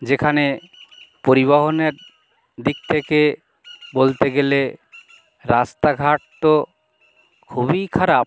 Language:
Bangla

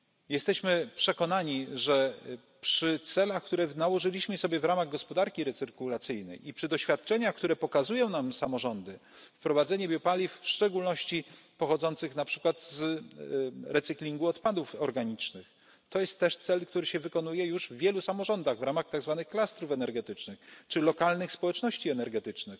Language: Polish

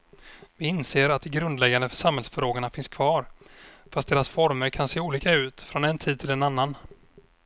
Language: Swedish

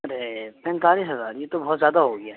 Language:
Urdu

